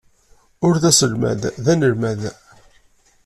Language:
Kabyle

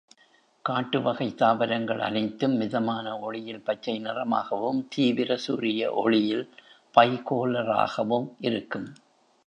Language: Tamil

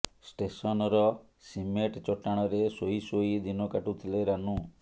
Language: Odia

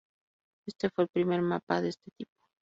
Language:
Spanish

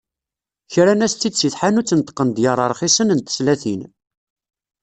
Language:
Kabyle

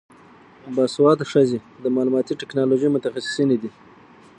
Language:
Pashto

